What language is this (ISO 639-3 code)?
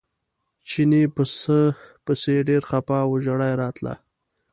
pus